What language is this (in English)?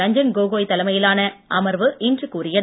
Tamil